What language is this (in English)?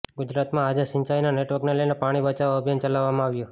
Gujarati